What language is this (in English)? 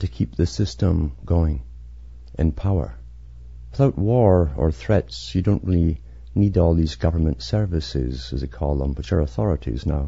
English